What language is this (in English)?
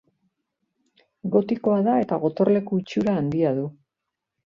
Basque